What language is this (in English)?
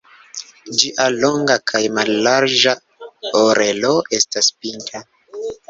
Esperanto